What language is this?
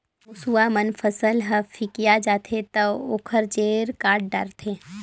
Chhattisgarhi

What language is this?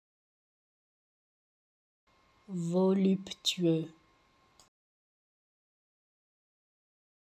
French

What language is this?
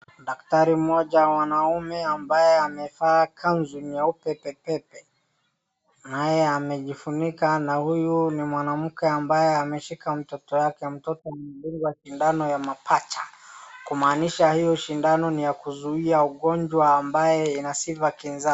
Swahili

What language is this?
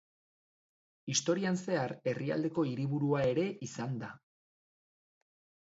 Basque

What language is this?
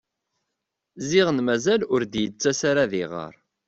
Kabyle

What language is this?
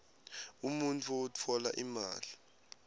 Swati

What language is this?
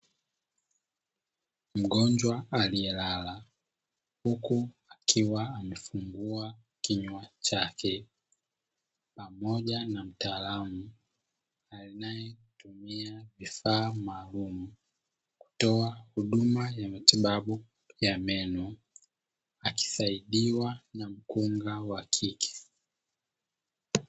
Swahili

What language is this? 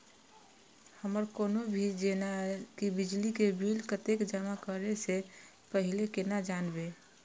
Maithili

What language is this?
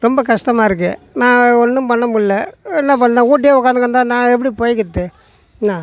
Tamil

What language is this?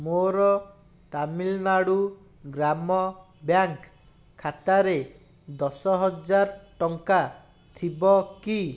Odia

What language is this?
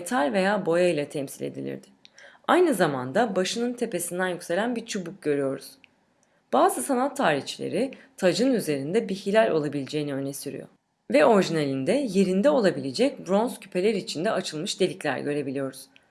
Turkish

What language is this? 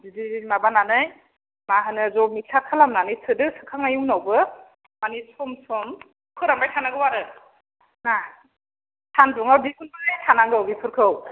Bodo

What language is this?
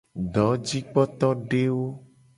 Gen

